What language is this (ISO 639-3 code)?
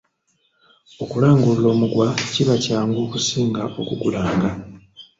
lug